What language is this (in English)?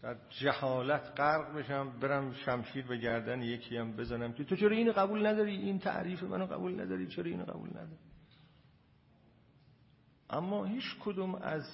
Persian